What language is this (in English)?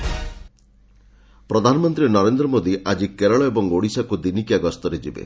Odia